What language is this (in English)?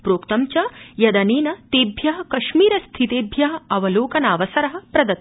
Sanskrit